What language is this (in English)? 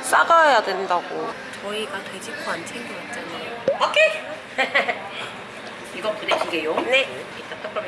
Korean